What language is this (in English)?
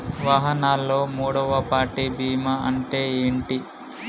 Telugu